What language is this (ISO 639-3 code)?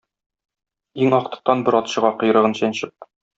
tat